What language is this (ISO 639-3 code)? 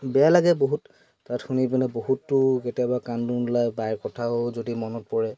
asm